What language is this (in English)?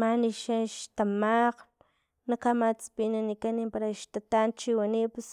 Filomena Mata-Coahuitlán Totonac